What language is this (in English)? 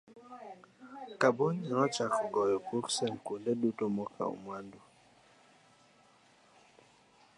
Luo (Kenya and Tanzania)